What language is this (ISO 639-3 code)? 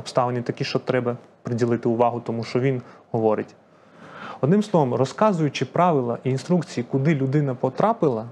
ukr